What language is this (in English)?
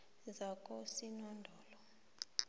South Ndebele